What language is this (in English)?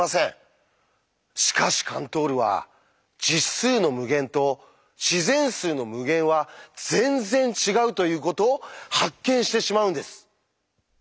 Japanese